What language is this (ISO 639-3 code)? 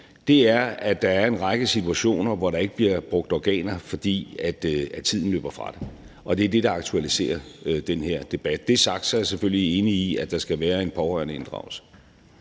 dan